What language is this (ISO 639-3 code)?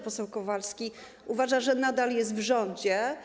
pol